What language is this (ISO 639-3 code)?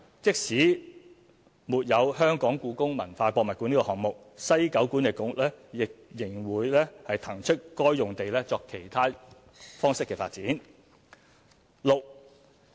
yue